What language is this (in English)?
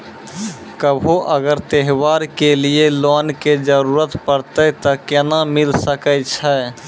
Maithili